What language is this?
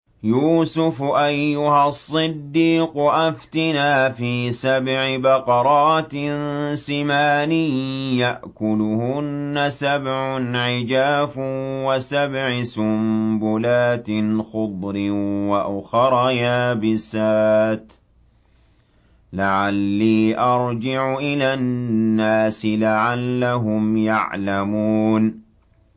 Arabic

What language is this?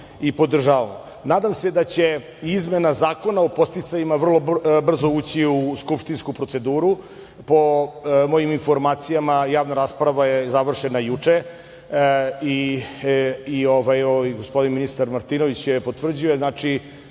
Serbian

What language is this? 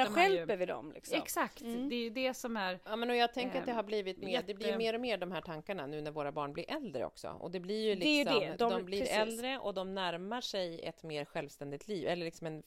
Swedish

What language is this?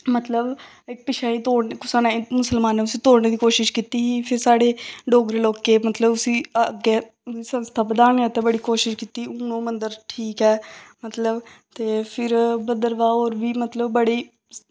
Dogri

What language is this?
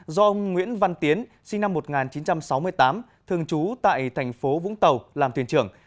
Vietnamese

